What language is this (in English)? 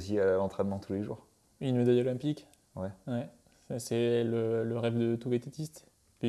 French